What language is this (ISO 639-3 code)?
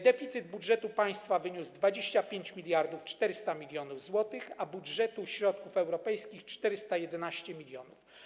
pol